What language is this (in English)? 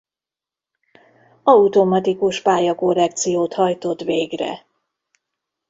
Hungarian